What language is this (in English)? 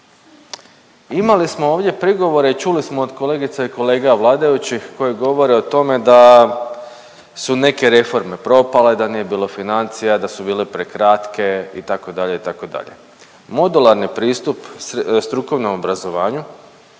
Croatian